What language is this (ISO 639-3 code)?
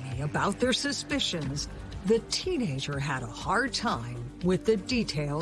eng